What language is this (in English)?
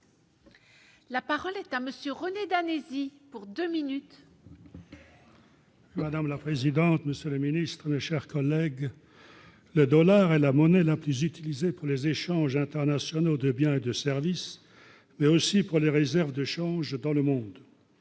French